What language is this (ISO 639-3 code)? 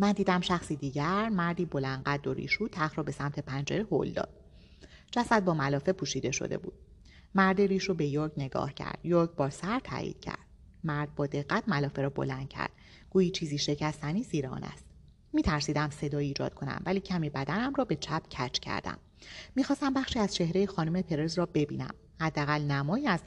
fas